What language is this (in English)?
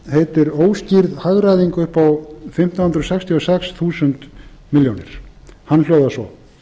Icelandic